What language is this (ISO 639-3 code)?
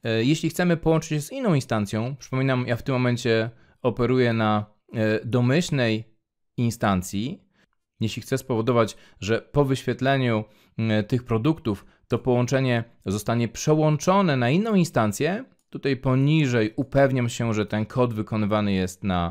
pol